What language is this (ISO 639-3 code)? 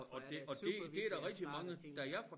dan